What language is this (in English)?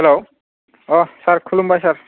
Bodo